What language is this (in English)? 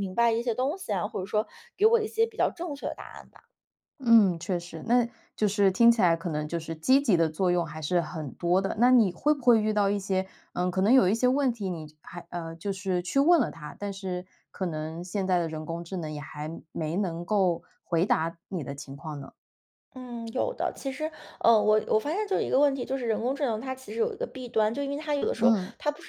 Chinese